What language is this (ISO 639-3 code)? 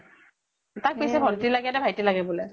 asm